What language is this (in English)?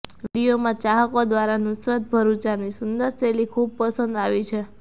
Gujarati